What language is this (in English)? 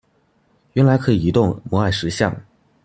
Chinese